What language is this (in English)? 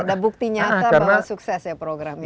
Indonesian